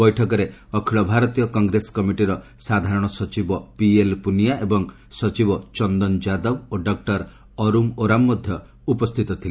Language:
Odia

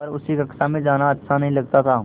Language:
Hindi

